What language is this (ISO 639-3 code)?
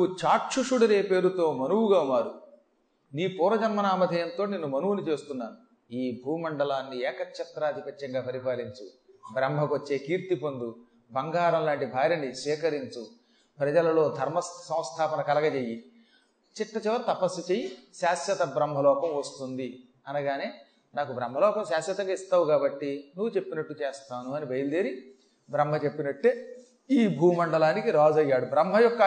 tel